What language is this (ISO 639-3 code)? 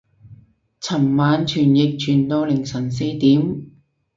yue